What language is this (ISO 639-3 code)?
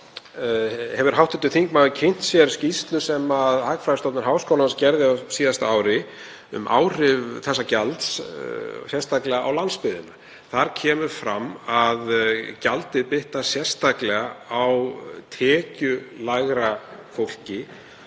isl